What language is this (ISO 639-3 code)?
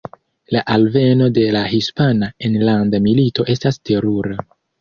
epo